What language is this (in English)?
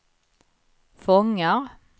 Swedish